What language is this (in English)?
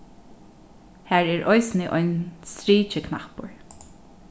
Faroese